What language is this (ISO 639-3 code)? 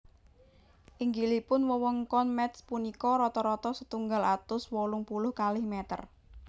jav